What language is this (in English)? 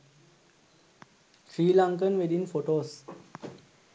Sinhala